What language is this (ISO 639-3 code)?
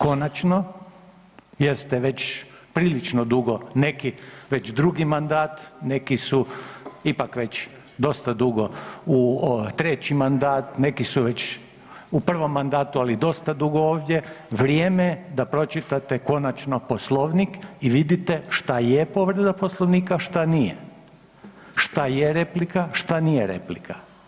hrv